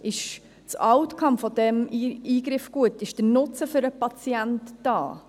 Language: Swiss German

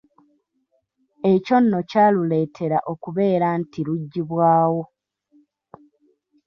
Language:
Ganda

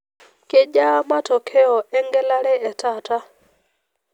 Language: Masai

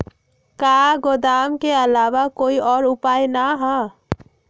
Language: Magahi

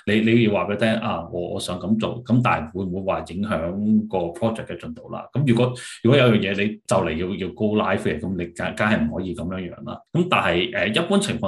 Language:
Chinese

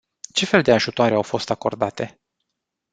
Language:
Romanian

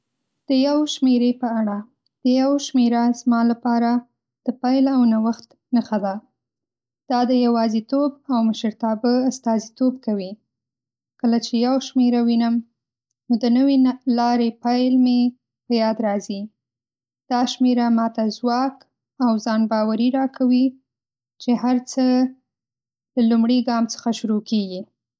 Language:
Pashto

